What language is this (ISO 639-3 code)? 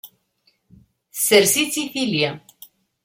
kab